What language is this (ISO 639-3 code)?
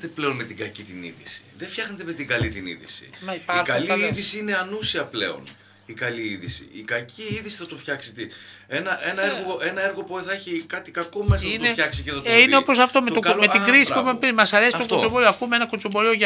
ell